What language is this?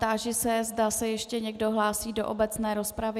Czech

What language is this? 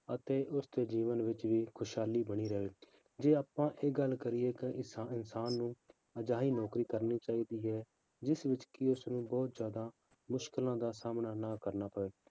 Punjabi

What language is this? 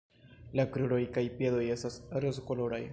Esperanto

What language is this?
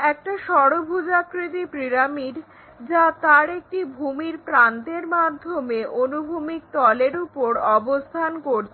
Bangla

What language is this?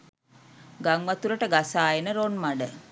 Sinhala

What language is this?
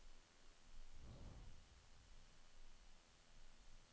Norwegian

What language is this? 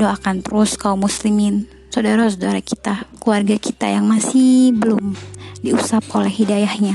Indonesian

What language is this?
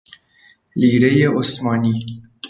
Persian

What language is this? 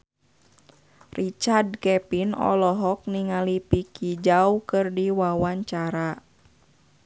Sundanese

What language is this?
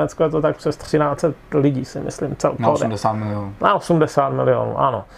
Czech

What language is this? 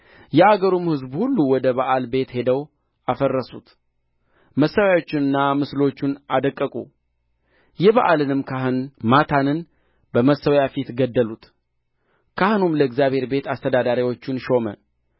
Amharic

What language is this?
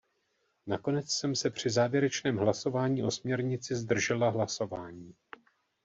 Czech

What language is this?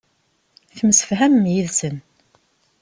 Kabyle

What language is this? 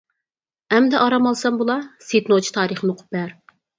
Uyghur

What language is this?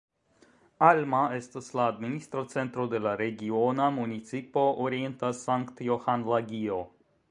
Esperanto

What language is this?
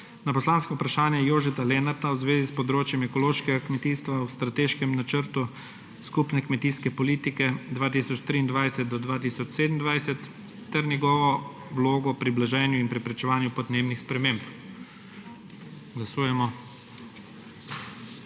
Slovenian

